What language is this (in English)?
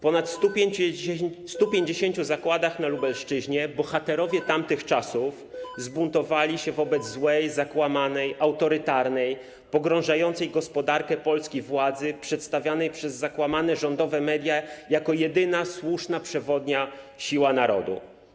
Polish